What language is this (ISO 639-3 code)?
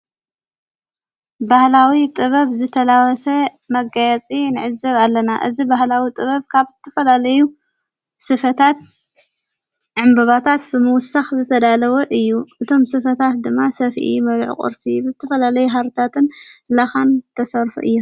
tir